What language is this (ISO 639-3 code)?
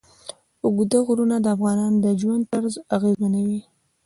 pus